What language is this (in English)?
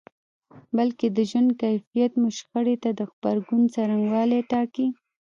Pashto